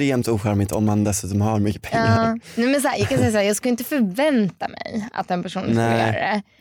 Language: Swedish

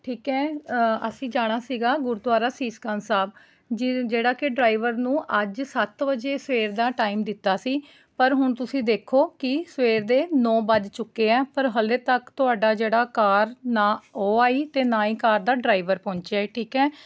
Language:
Punjabi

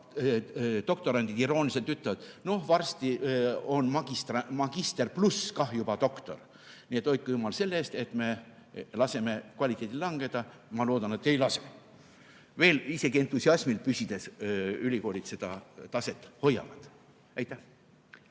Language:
Estonian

